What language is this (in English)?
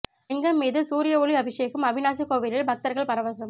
Tamil